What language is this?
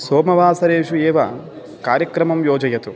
Sanskrit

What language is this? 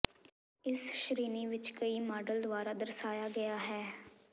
Punjabi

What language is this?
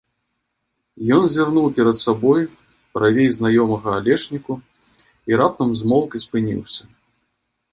Belarusian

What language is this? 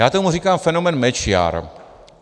Czech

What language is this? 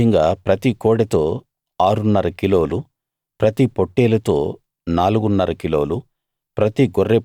Telugu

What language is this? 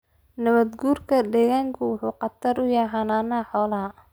Somali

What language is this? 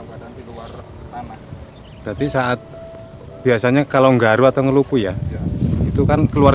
Indonesian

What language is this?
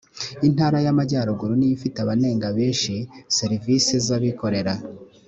Kinyarwanda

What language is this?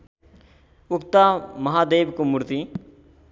Nepali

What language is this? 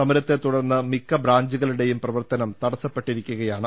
Malayalam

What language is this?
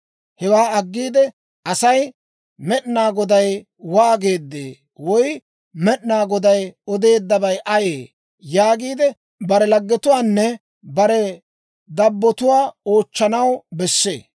Dawro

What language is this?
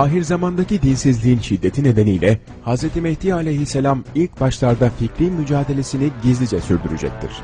Turkish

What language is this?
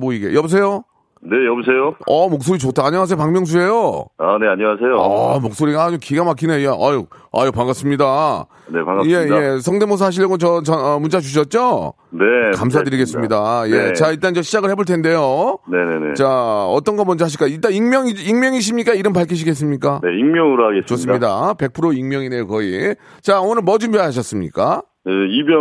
Korean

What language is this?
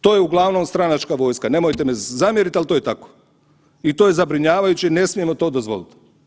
Croatian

